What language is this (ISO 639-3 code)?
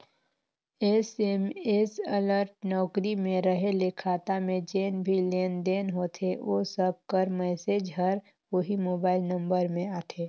hne